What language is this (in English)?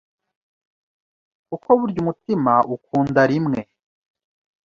Kinyarwanda